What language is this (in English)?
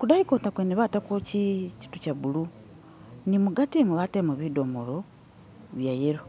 Masaaba